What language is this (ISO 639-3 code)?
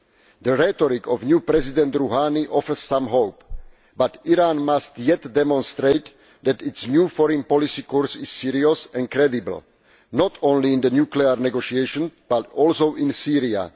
eng